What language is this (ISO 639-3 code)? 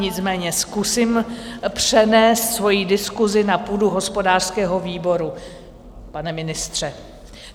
ces